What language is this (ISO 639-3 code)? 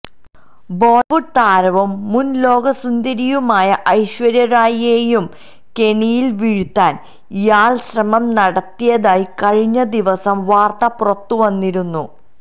mal